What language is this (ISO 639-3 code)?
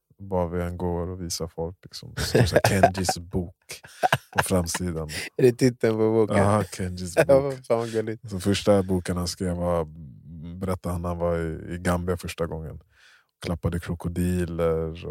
swe